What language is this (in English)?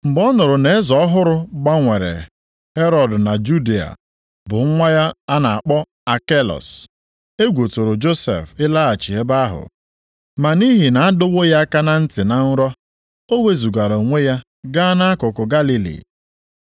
Igbo